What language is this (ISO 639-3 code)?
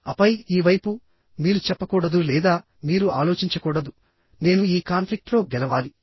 tel